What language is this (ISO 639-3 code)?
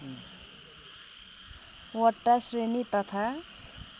nep